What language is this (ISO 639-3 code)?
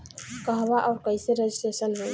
bho